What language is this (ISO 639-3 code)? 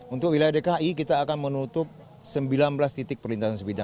ind